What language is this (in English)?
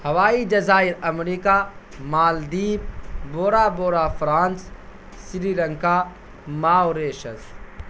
Urdu